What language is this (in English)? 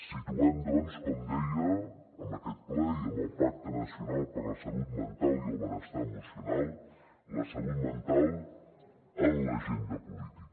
Catalan